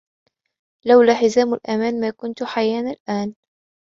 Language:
Arabic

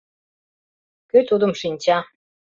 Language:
Mari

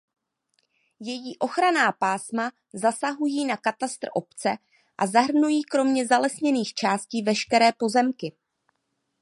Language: Czech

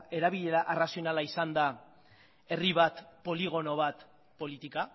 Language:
Basque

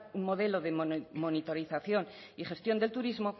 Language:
Spanish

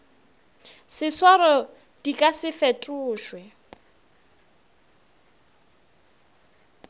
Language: Northern Sotho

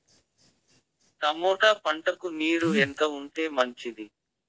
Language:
Telugu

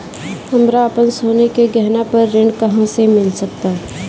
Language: Bhojpuri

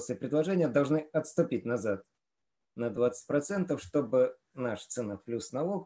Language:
Russian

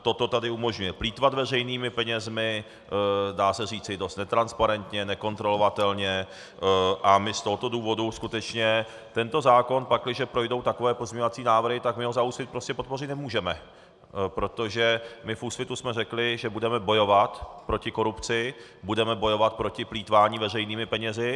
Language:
Czech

